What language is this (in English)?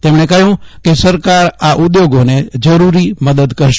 Gujarati